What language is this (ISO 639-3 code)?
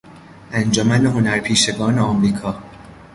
fas